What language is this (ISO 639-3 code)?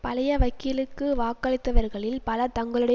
tam